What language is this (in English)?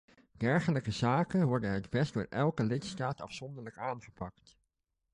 Dutch